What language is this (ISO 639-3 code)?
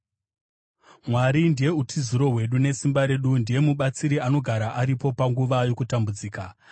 sna